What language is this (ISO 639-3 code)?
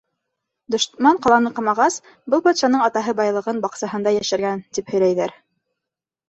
bak